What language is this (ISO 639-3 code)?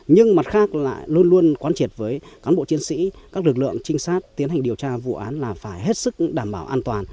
vie